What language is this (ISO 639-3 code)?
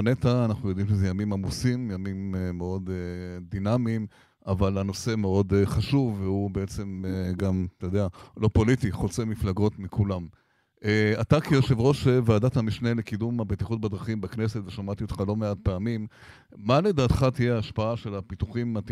heb